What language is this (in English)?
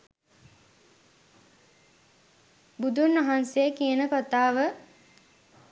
Sinhala